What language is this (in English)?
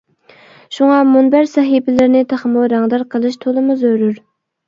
Uyghur